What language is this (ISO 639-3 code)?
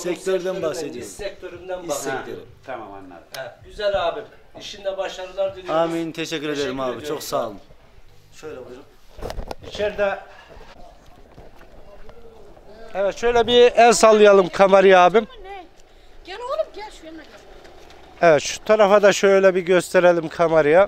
tur